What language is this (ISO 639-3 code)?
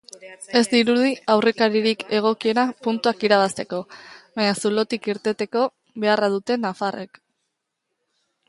eus